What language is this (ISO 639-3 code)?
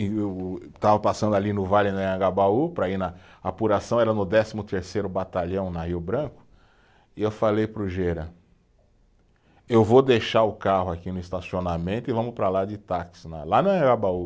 por